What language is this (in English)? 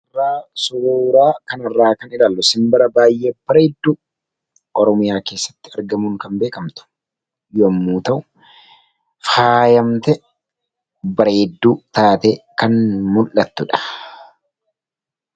Oromo